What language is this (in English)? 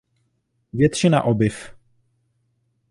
Czech